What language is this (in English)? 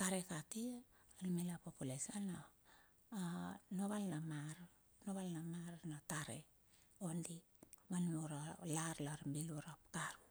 Bilur